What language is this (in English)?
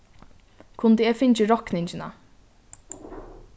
Faroese